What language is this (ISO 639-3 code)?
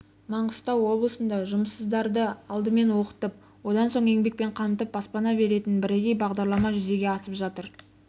kaz